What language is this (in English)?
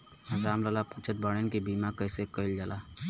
Bhojpuri